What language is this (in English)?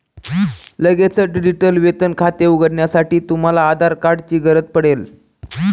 Marathi